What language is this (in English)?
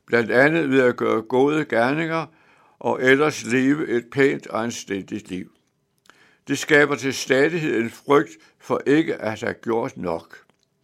Danish